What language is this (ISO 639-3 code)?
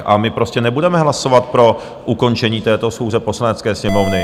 ces